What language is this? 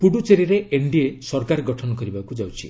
Odia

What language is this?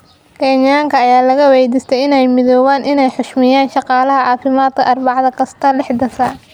Somali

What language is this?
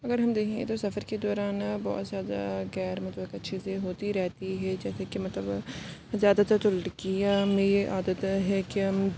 Urdu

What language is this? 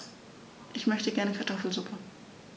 German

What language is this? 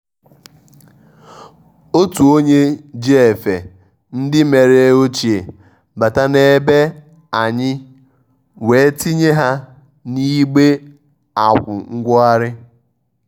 Igbo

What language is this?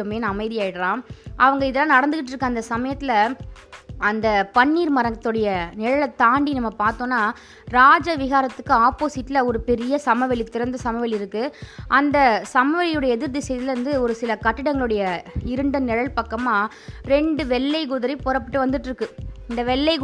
Tamil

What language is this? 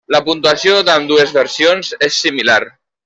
Catalan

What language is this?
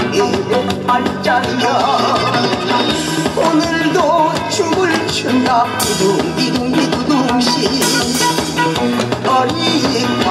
Korean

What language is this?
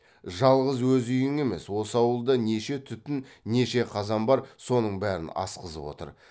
Kazakh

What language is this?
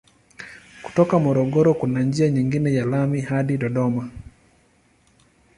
Swahili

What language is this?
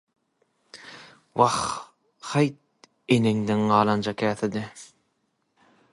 Turkmen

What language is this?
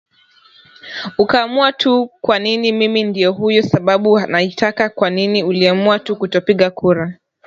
Swahili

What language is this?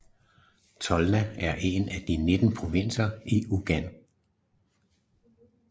Danish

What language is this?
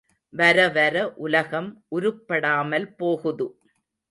Tamil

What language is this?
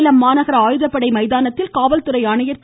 Tamil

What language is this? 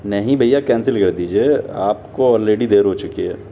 Urdu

